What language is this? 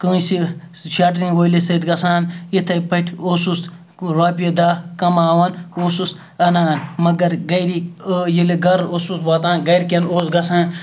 Kashmiri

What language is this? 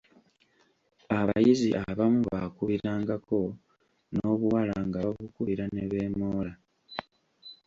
Ganda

